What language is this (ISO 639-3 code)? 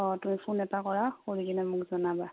asm